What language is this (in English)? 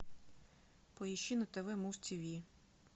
Russian